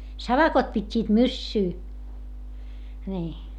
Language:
Finnish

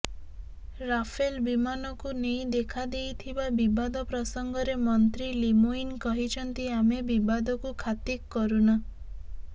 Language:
Odia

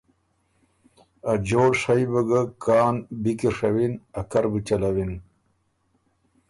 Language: Ormuri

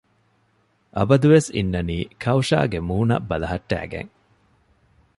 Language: Divehi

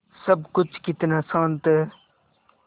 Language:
Hindi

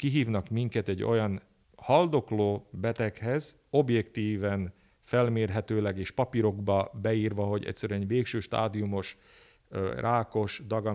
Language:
Hungarian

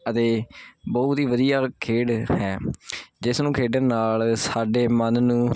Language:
Punjabi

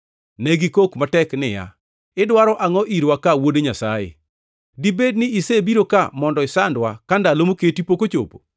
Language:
Luo (Kenya and Tanzania)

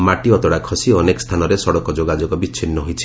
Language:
Odia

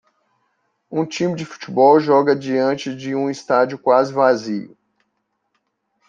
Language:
Portuguese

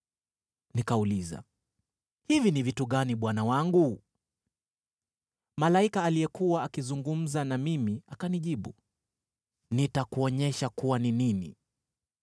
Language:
Swahili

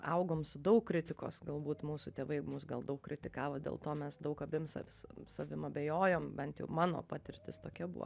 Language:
Lithuanian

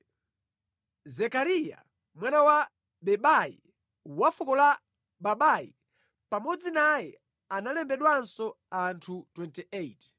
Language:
Nyanja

